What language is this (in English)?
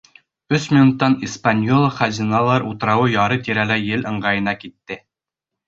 Bashkir